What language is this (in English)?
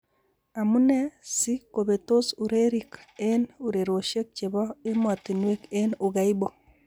Kalenjin